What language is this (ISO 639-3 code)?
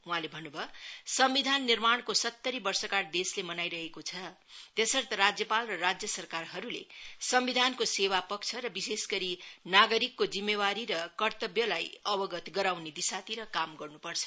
nep